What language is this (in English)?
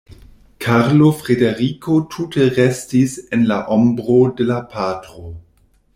Esperanto